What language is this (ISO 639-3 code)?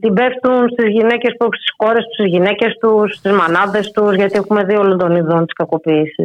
ell